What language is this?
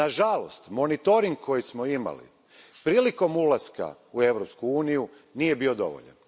Croatian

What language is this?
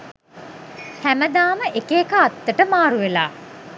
Sinhala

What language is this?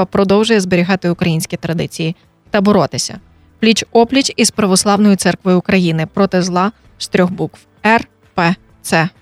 Ukrainian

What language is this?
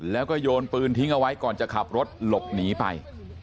Thai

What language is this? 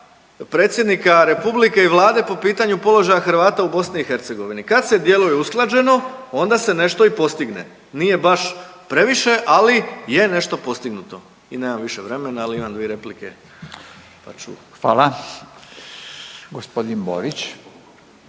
Croatian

